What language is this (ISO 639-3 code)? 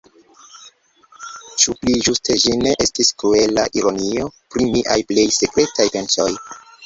epo